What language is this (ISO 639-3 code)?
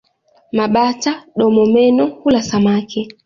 swa